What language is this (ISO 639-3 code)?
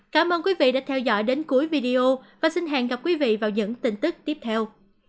vie